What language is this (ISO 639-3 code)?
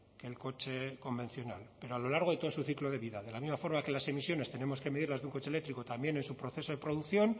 spa